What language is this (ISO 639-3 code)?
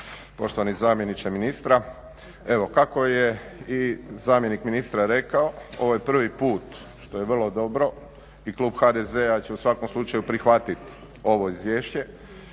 hrv